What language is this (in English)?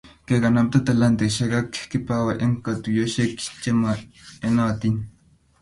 Kalenjin